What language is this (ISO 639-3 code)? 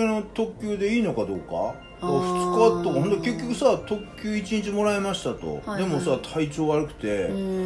jpn